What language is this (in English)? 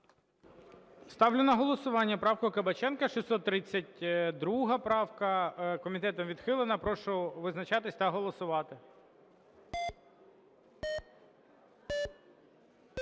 Ukrainian